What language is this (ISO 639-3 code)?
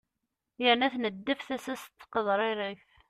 kab